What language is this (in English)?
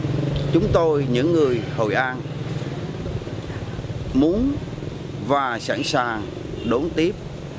Vietnamese